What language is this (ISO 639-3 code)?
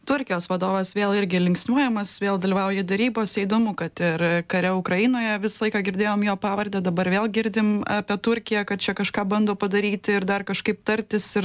lit